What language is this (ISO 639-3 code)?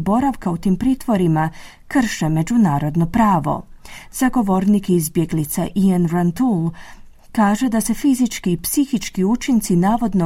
hrv